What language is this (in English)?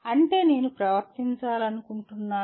Telugu